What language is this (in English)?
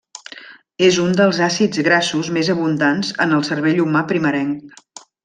Catalan